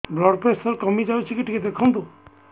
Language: Odia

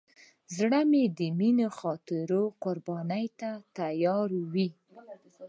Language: Pashto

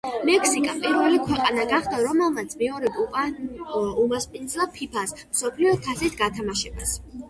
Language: Georgian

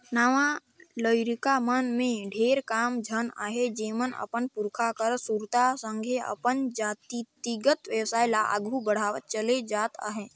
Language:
Chhattisgarhi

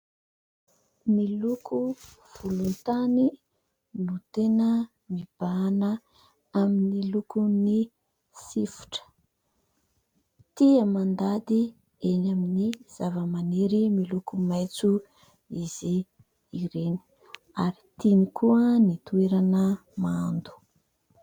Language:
Malagasy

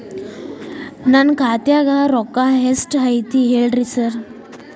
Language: Kannada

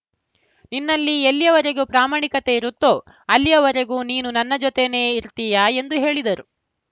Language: Kannada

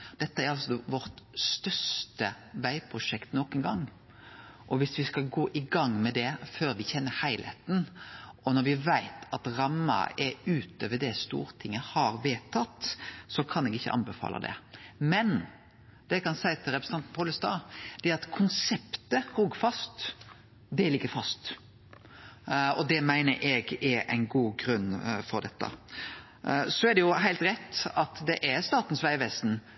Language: Norwegian Nynorsk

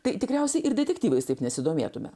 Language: Lithuanian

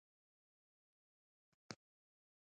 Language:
Pashto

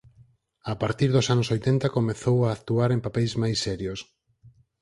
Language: Galician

